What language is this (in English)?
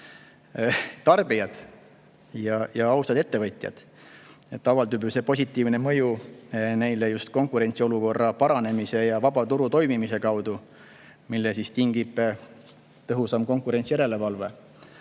Estonian